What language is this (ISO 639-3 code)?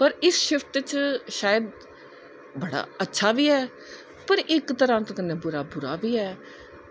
doi